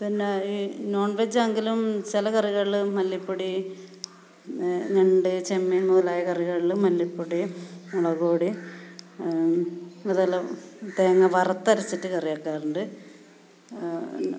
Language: Malayalam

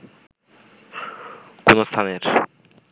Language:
Bangla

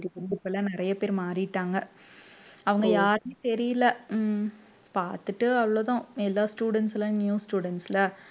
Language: Tamil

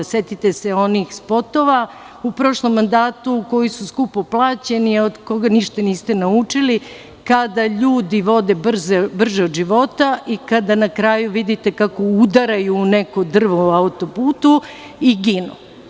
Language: Serbian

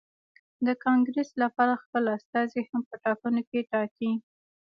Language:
Pashto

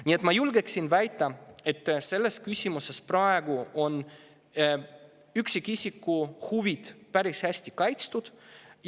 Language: Estonian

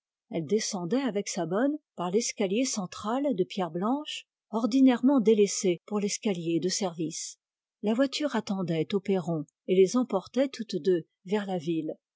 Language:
French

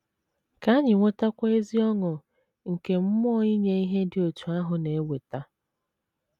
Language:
Igbo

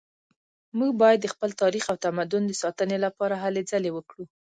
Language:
Pashto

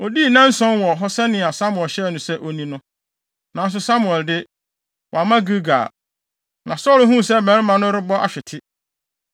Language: Akan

